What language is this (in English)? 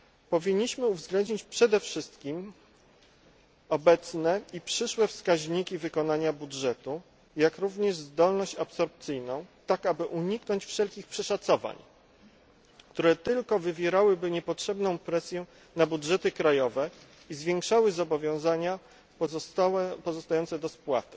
Polish